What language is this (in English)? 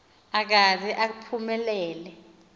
Xhosa